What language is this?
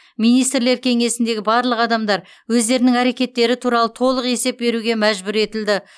Kazakh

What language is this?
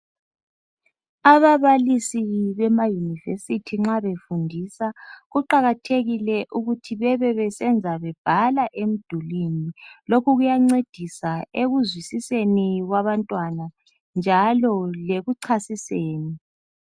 North Ndebele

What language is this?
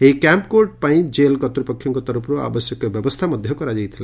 Odia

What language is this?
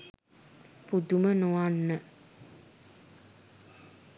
Sinhala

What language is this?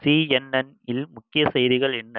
Tamil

